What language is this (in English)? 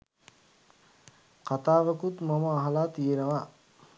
Sinhala